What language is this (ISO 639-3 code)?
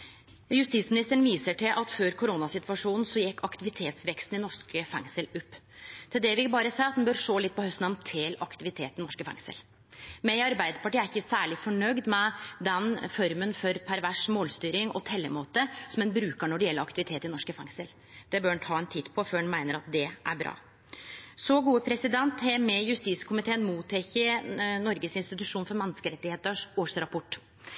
nno